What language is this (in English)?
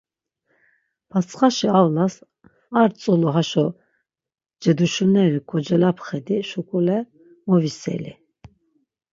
Laz